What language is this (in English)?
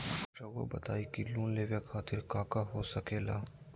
Magahi